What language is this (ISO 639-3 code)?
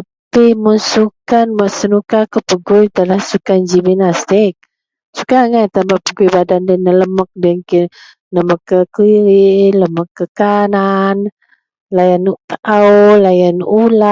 mel